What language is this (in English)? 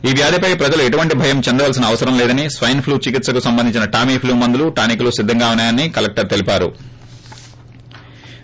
Telugu